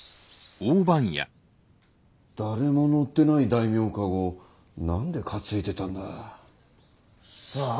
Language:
Japanese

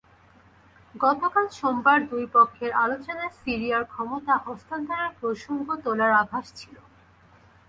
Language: Bangla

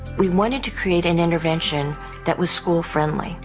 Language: English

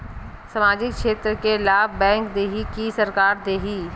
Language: Chhattisgarhi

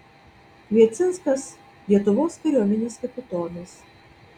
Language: Lithuanian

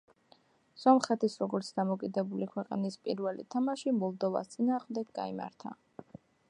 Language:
Georgian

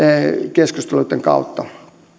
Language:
Finnish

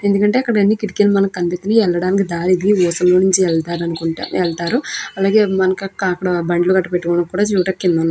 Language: Telugu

